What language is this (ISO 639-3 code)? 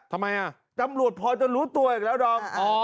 tha